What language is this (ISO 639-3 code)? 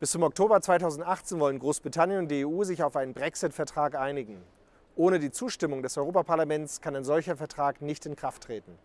deu